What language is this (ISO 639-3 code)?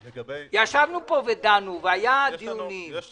heb